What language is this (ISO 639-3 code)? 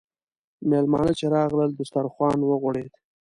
pus